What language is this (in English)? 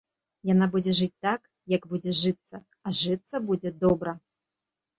Belarusian